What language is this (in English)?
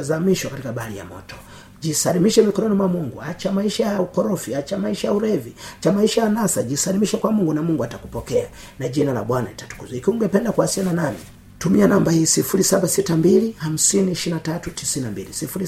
Swahili